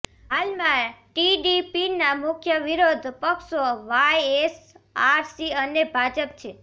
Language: Gujarati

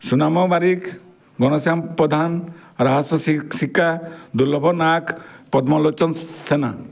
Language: Odia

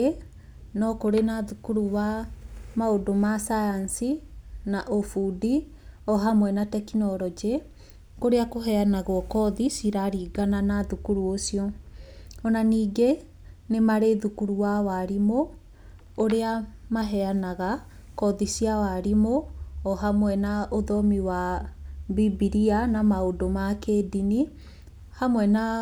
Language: Kikuyu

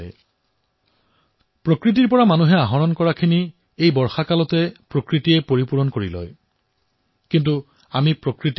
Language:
Assamese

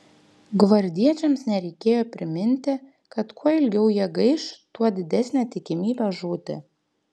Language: Lithuanian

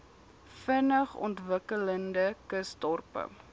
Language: Afrikaans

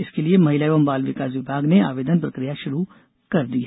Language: Hindi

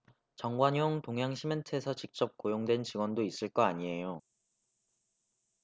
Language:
Korean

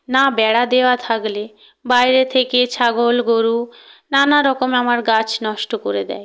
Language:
Bangla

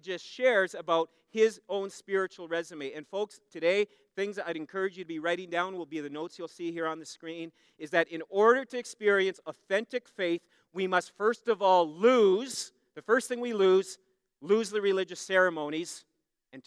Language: English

